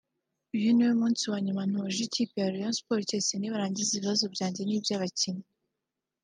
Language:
Kinyarwanda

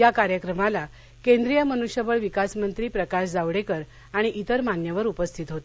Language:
Marathi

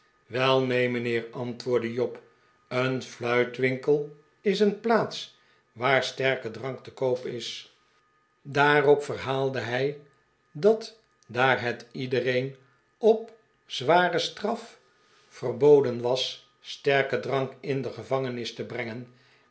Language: Dutch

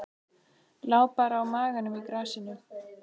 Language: Icelandic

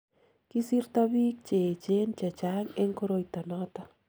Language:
Kalenjin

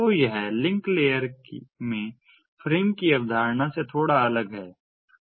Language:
Hindi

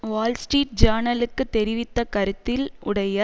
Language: Tamil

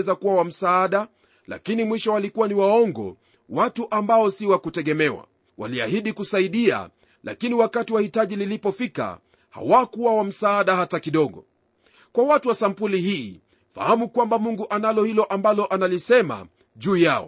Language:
Swahili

